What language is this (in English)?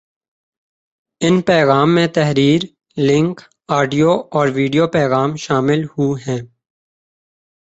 Urdu